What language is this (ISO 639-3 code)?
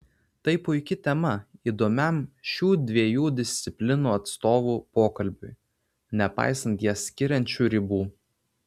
lit